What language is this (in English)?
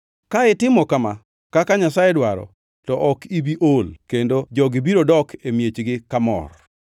Luo (Kenya and Tanzania)